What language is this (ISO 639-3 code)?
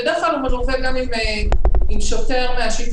heb